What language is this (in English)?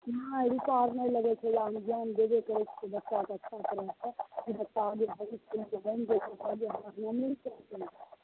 Maithili